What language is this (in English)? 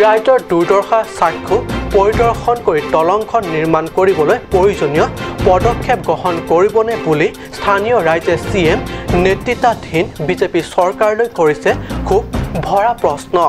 English